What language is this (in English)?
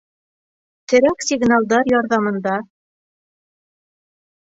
Bashkir